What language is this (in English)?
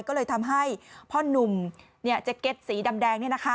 Thai